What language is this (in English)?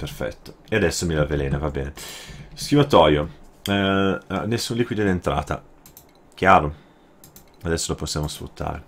Italian